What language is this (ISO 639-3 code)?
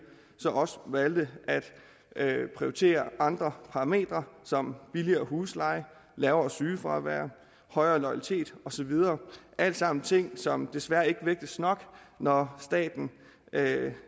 dan